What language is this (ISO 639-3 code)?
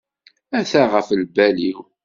kab